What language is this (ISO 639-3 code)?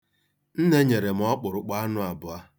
ibo